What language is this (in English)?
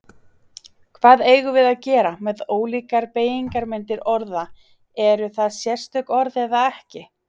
Icelandic